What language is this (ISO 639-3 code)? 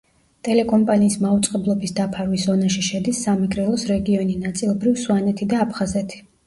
kat